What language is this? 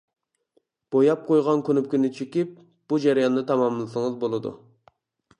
Uyghur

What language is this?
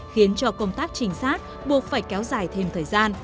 Vietnamese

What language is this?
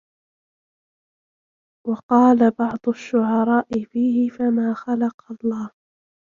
Arabic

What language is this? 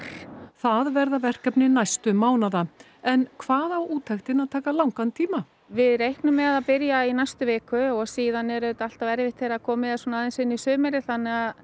Icelandic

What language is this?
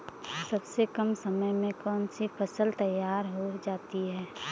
Hindi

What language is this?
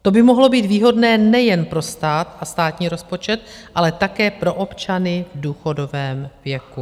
Czech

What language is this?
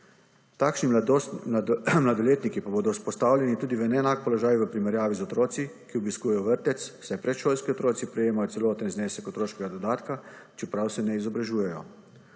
Slovenian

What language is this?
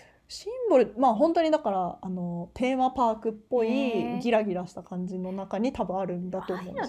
Japanese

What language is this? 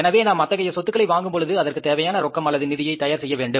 Tamil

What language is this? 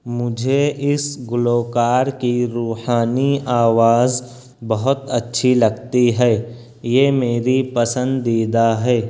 Urdu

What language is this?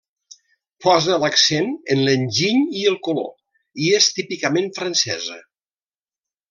Catalan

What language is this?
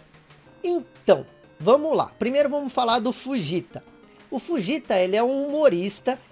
Portuguese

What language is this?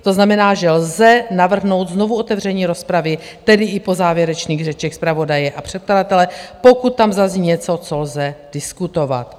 Czech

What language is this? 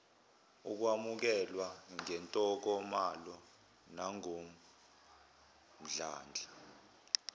Zulu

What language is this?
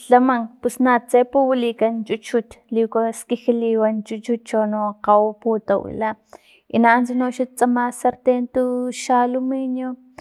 Filomena Mata-Coahuitlán Totonac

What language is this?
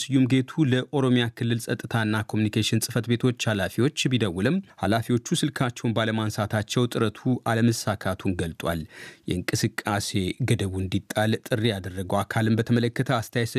Amharic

